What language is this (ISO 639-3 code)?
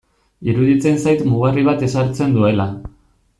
eus